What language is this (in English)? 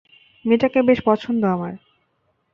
Bangla